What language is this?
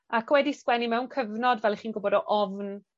Welsh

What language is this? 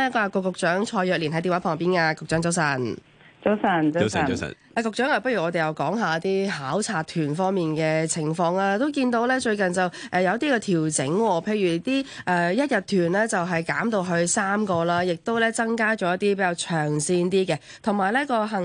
Chinese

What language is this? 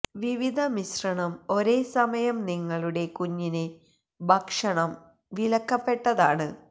Malayalam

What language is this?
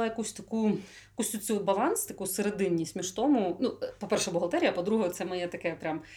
Ukrainian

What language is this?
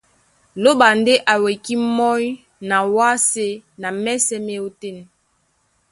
Duala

